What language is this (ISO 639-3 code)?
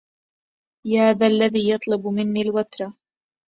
ara